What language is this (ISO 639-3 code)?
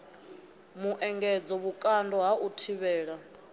ven